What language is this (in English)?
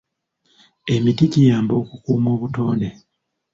Ganda